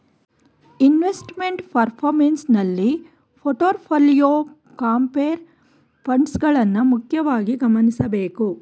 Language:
Kannada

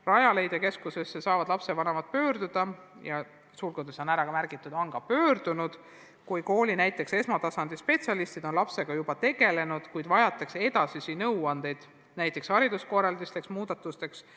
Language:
Estonian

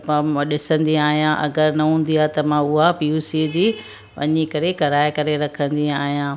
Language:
Sindhi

